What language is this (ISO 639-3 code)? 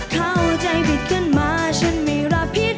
tha